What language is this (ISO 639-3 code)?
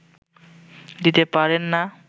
ben